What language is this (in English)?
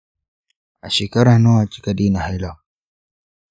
Hausa